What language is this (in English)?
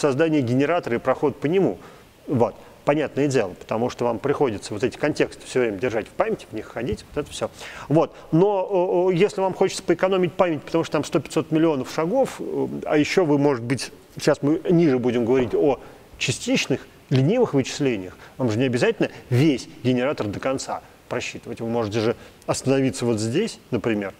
Russian